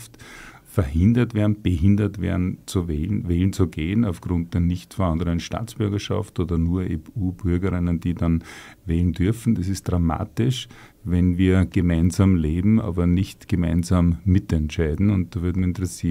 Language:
German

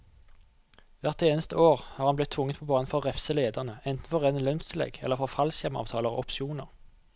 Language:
Norwegian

